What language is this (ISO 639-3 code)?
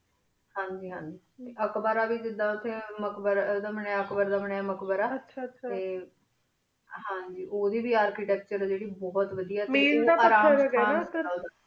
pan